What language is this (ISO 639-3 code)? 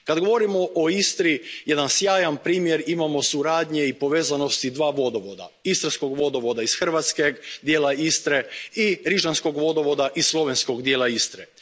hrv